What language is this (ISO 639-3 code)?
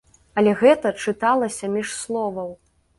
bel